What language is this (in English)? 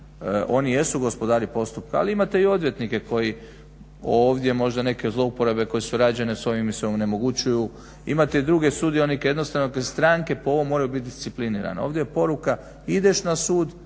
Croatian